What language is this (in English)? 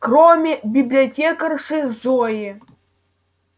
Russian